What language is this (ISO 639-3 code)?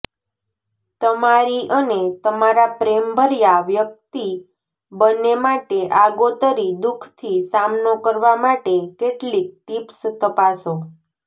guj